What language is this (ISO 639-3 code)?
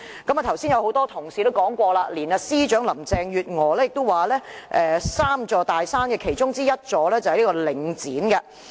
yue